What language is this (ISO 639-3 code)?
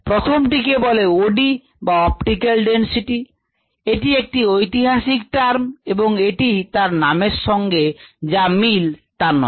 ben